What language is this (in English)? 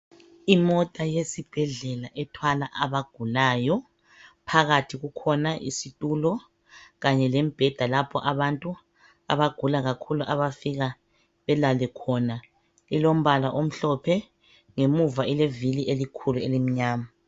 North Ndebele